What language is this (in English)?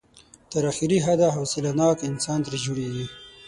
Pashto